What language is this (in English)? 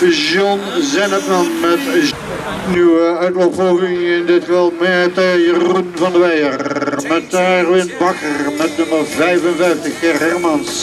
Dutch